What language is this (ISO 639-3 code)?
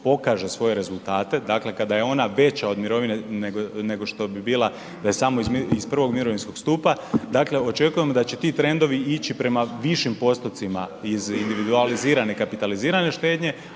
hrv